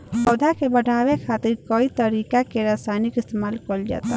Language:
Bhojpuri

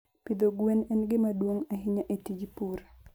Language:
Luo (Kenya and Tanzania)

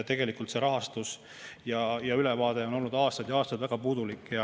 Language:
Estonian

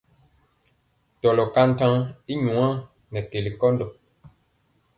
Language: Mpiemo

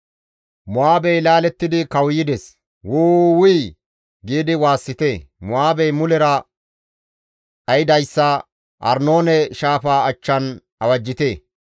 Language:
Gamo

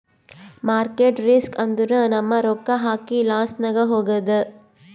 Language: Kannada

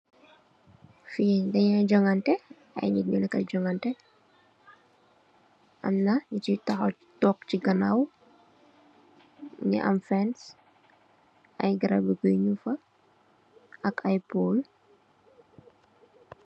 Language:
Wolof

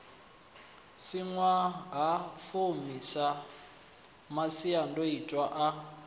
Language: Venda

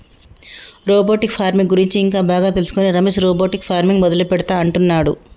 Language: Telugu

